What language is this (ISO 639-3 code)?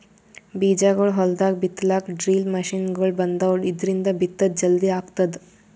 kan